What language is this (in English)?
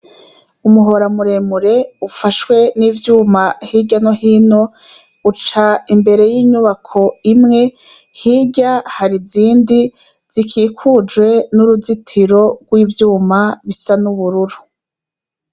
Rundi